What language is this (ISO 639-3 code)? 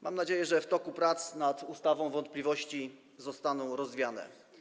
pol